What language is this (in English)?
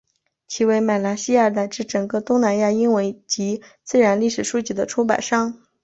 Chinese